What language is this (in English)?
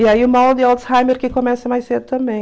Portuguese